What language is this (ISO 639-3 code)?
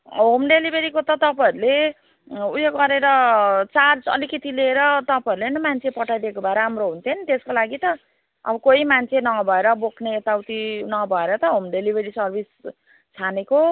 nep